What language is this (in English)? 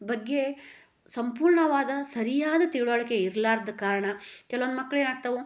Kannada